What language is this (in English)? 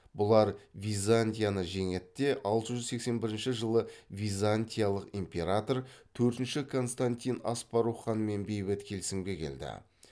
Kazakh